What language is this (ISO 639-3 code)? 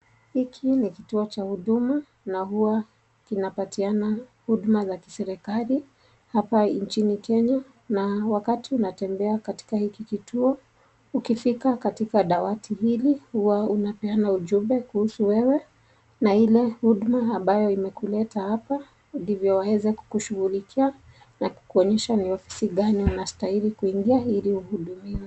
swa